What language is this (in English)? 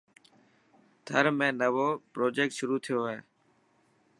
Dhatki